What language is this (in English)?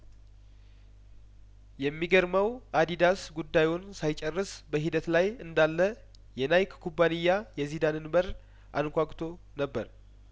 Amharic